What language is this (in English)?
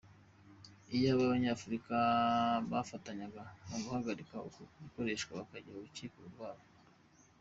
Kinyarwanda